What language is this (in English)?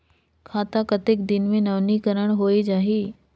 Chhattisgarhi